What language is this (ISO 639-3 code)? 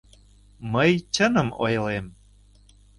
chm